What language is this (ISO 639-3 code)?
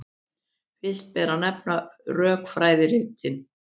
isl